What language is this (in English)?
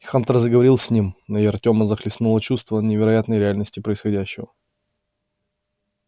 Russian